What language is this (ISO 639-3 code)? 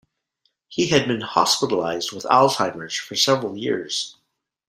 eng